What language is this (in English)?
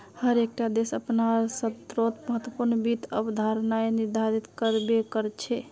Magahi